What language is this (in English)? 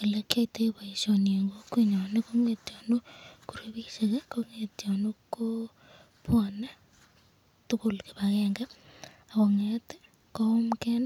Kalenjin